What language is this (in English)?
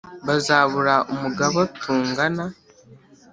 Kinyarwanda